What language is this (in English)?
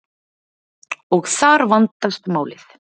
Icelandic